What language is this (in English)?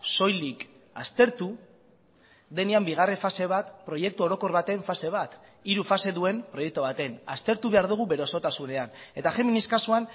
Basque